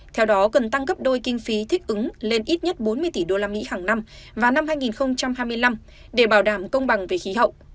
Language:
Vietnamese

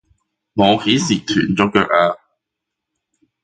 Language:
Cantonese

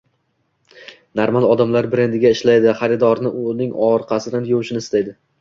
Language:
Uzbek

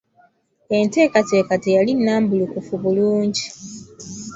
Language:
Ganda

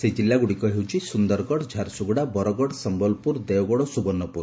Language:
Odia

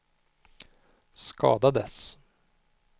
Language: Swedish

